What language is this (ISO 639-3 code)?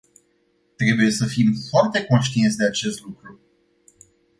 ron